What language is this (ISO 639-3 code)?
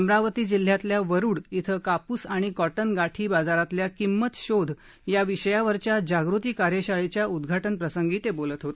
mar